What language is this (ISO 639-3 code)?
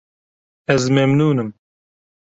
kur